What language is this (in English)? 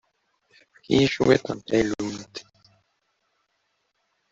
Kabyle